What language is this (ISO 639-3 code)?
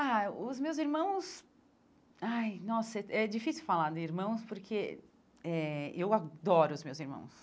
por